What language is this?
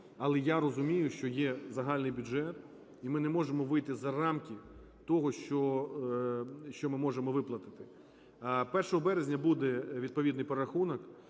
Ukrainian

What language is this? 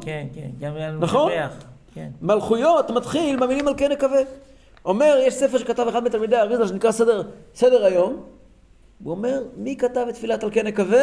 Hebrew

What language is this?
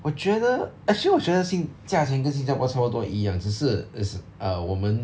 English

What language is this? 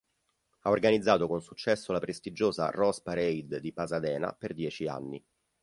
Italian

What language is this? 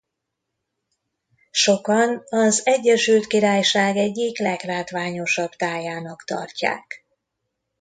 Hungarian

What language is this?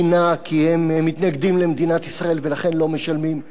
Hebrew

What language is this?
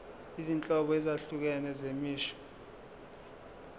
Zulu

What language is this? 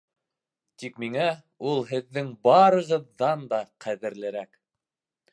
Bashkir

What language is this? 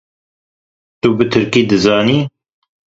Kurdish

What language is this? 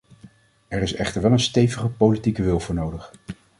Dutch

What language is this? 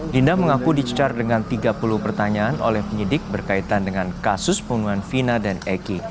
Indonesian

